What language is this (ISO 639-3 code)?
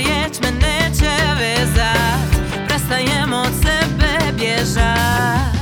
hrv